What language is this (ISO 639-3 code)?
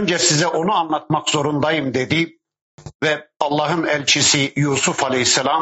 tur